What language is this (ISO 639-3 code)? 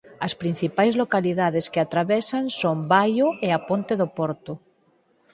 glg